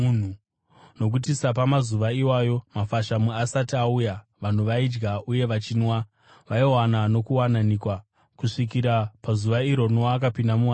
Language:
Shona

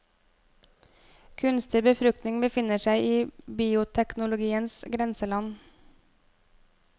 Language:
Norwegian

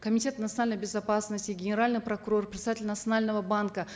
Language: Kazakh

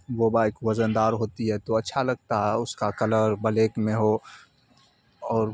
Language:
Urdu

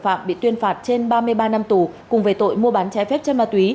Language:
Vietnamese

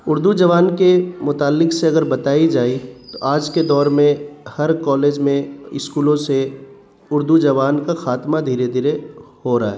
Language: Urdu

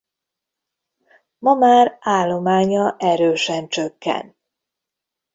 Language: Hungarian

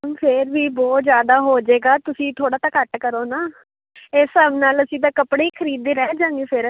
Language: Punjabi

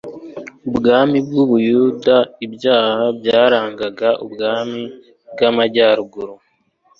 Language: Kinyarwanda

